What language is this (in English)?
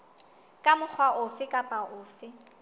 Southern Sotho